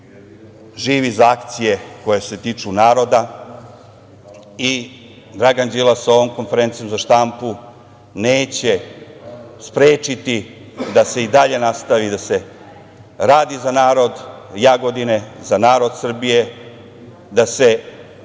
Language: Serbian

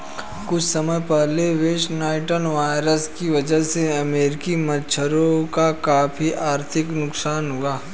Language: Hindi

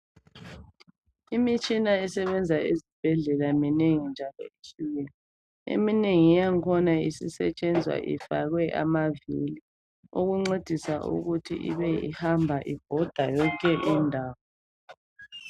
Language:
North Ndebele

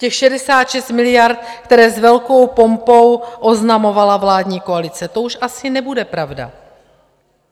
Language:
Czech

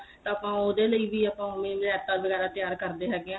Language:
Punjabi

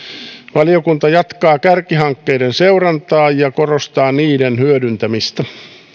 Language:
Finnish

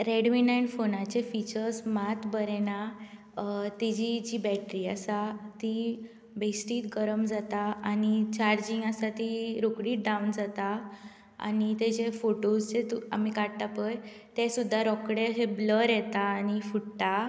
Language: Konkani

